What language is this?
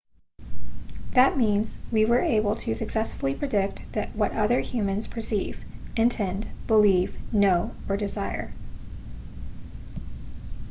English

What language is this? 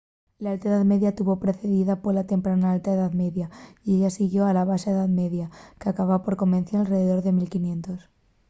Asturian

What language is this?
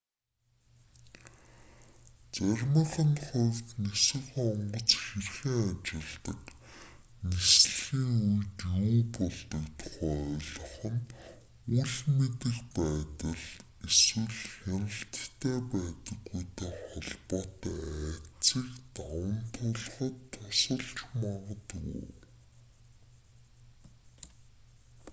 Mongolian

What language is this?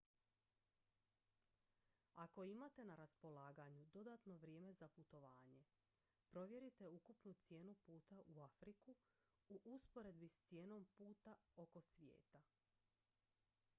Croatian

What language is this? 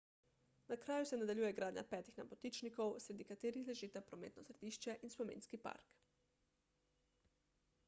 Slovenian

